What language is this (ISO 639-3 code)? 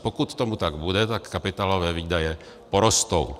ces